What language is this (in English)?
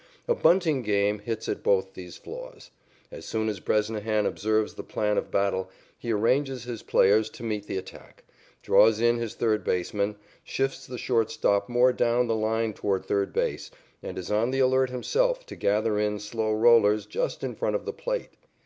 English